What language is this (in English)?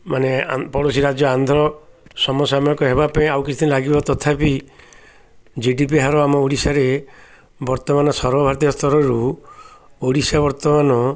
Odia